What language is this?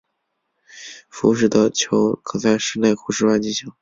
Chinese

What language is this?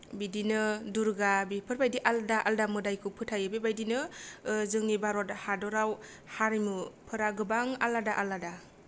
Bodo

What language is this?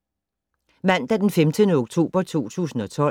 Danish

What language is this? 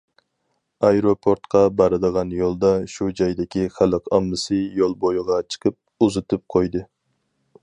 Uyghur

